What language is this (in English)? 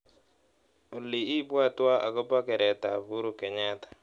Kalenjin